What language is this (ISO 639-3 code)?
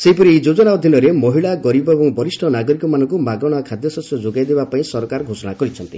ori